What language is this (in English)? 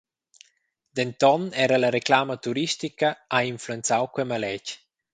Romansh